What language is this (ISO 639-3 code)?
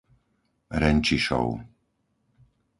slk